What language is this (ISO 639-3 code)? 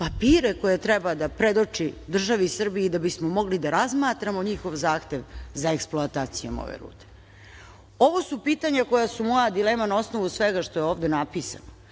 srp